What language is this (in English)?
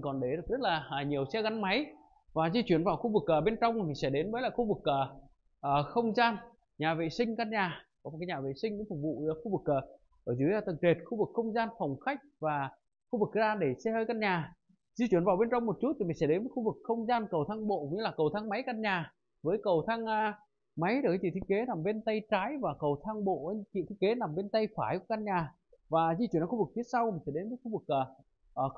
Vietnamese